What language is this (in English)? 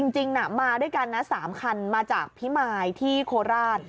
Thai